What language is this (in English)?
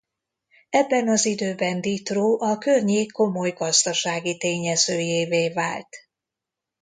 Hungarian